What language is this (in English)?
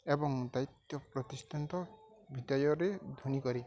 Odia